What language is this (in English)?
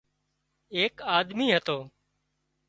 Wadiyara Koli